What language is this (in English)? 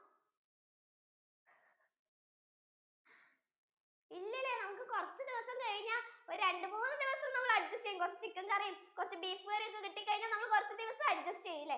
Malayalam